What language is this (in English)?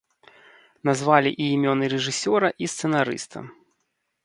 Belarusian